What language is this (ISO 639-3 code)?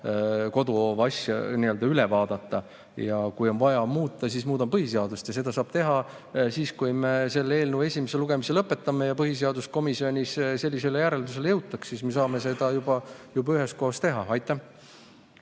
est